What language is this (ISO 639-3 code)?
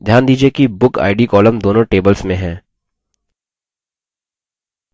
hin